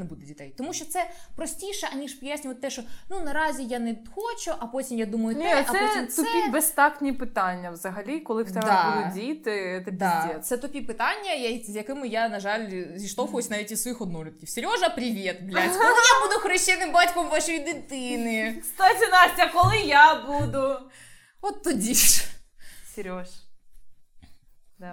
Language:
Ukrainian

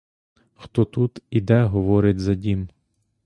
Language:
Ukrainian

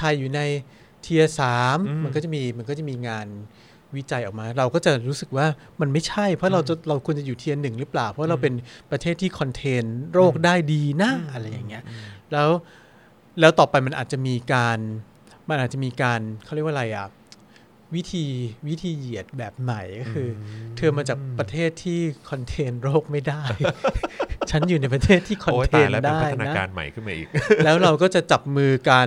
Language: Thai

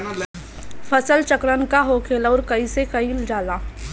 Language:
Bhojpuri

